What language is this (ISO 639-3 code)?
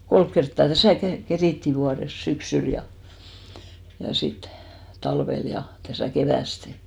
fin